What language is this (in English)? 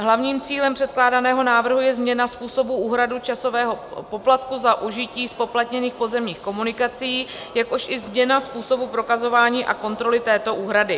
Czech